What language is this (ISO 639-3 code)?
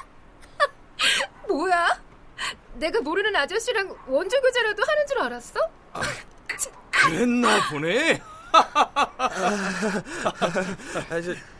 kor